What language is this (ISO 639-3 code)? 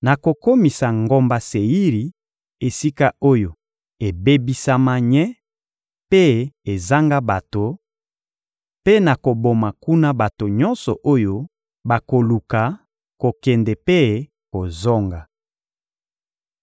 lin